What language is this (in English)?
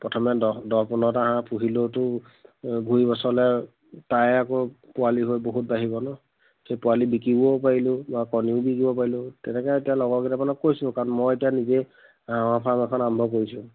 Assamese